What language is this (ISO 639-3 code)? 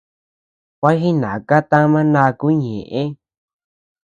cux